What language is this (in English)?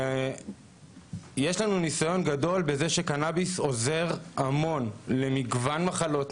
Hebrew